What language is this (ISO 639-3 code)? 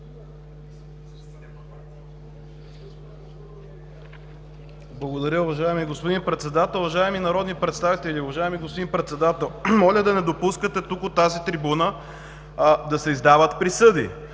bul